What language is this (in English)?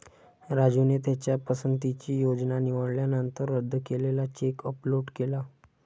Marathi